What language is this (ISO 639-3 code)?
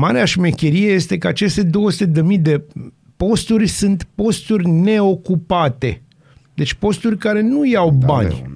ron